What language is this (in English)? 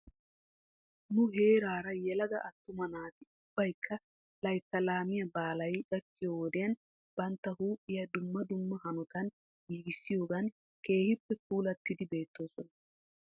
Wolaytta